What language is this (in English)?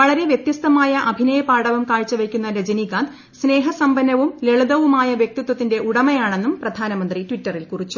Malayalam